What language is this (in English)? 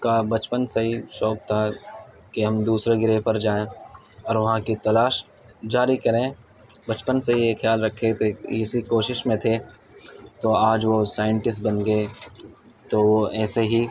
Urdu